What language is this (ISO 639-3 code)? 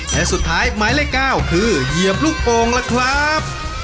tha